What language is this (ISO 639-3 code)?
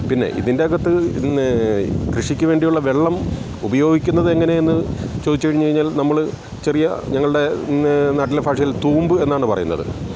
mal